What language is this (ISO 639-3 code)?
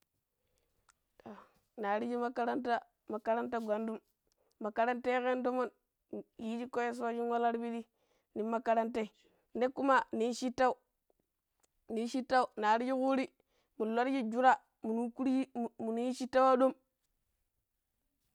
pip